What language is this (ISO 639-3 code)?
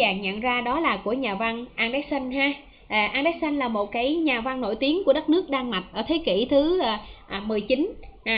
vie